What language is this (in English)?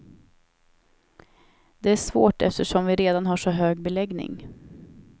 Swedish